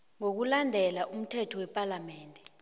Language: South Ndebele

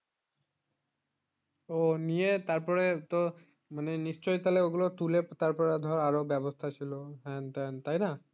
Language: Bangla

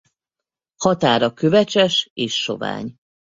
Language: Hungarian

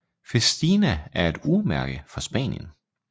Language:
Danish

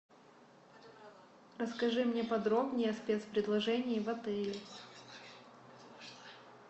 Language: Russian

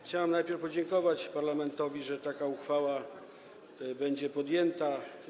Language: Polish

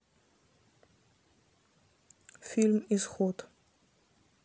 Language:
Russian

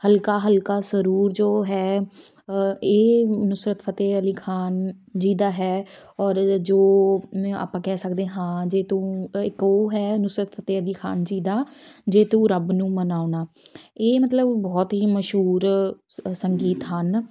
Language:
Punjabi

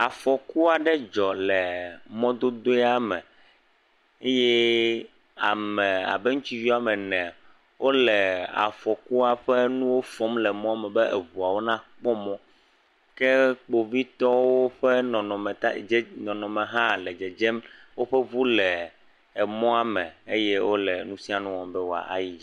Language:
Ewe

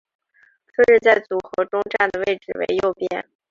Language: Chinese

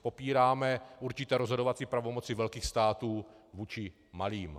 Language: Czech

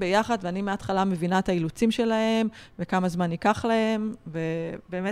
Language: Hebrew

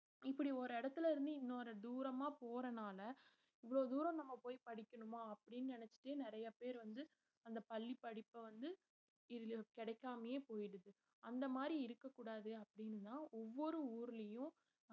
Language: Tamil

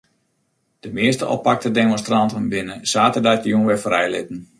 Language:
Western Frisian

